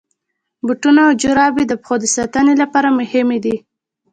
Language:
Pashto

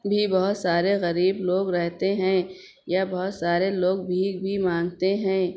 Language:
Urdu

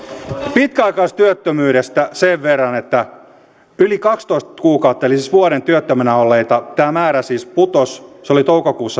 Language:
Finnish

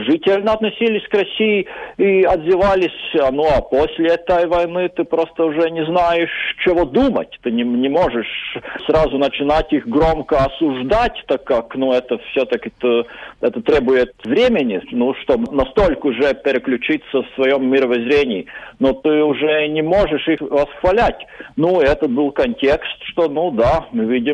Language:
Russian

